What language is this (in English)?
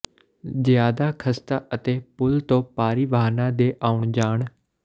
Punjabi